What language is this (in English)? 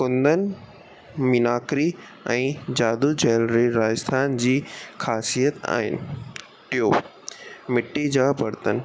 Sindhi